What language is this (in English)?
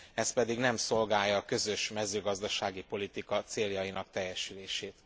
Hungarian